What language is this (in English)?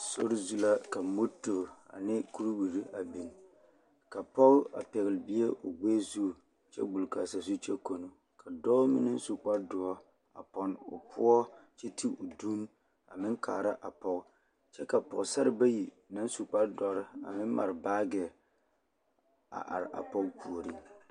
Southern Dagaare